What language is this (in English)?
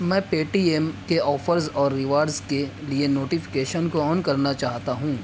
Urdu